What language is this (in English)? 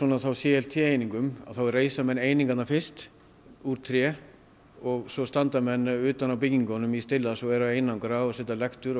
Icelandic